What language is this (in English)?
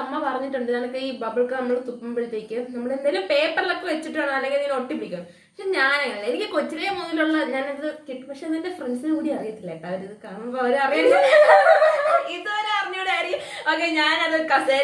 Hindi